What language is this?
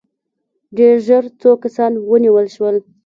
Pashto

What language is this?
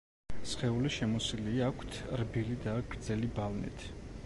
Georgian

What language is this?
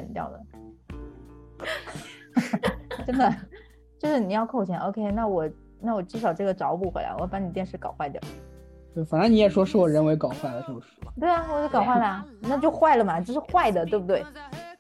Chinese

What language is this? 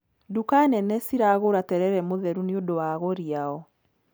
Kikuyu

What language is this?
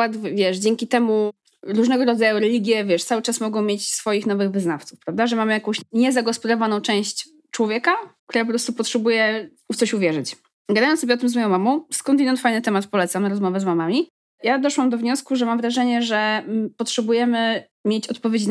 Polish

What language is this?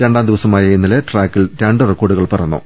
Malayalam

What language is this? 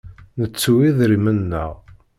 Kabyle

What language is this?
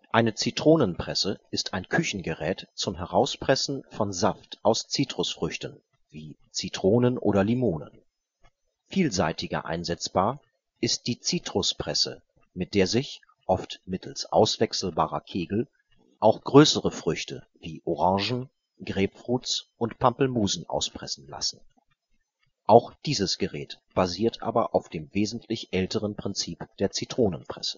German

